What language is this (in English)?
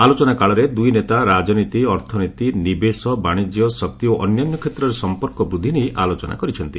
Odia